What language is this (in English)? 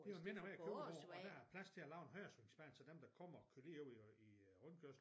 Danish